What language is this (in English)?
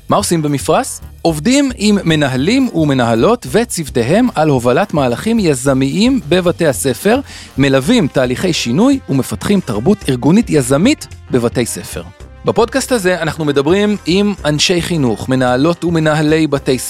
Hebrew